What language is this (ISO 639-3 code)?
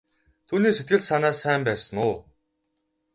mon